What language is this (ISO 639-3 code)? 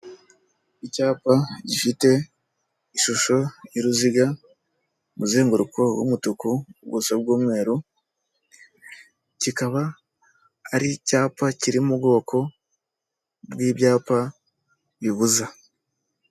kin